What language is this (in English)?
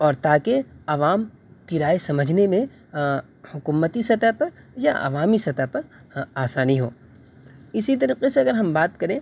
Urdu